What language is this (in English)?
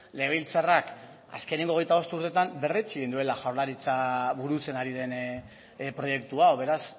Basque